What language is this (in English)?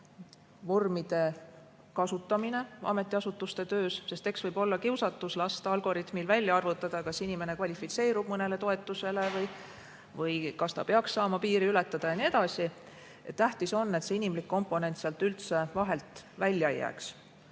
Estonian